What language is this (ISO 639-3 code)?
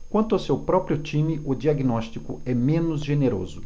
por